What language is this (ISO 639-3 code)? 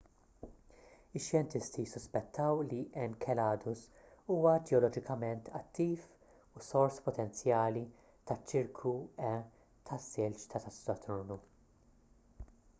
mlt